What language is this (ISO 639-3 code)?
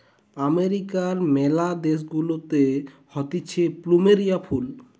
ben